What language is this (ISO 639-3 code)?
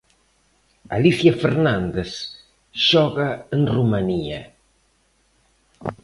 glg